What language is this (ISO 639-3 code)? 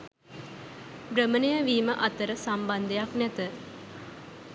sin